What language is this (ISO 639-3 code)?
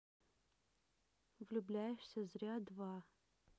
rus